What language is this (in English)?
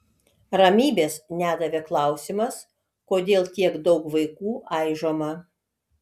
Lithuanian